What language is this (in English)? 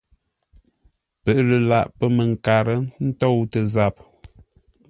Ngombale